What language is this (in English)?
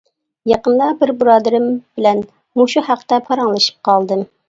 Uyghur